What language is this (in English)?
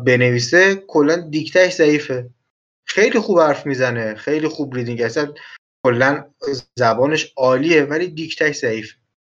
Persian